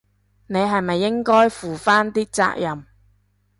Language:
Cantonese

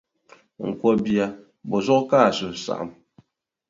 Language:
Dagbani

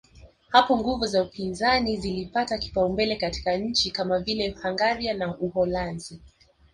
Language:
Swahili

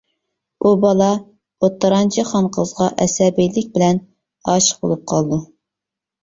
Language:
Uyghur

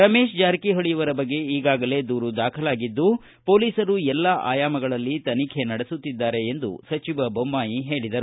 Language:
Kannada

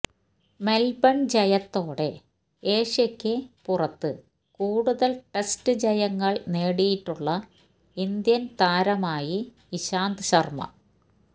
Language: Malayalam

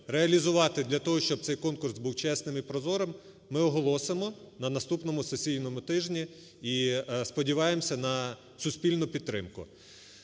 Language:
Ukrainian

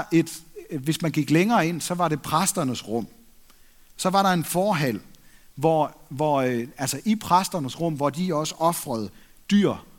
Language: Danish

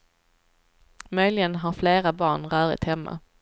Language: Swedish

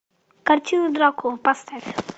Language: Russian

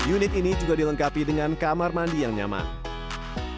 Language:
Indonesian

